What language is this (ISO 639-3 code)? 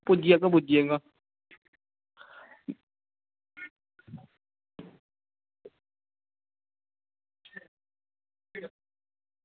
doi